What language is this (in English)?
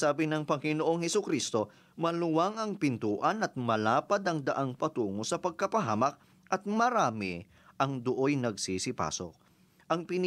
Filipino